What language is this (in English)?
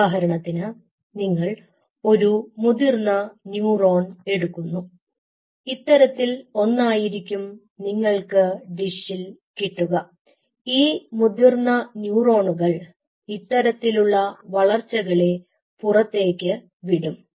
Malayalam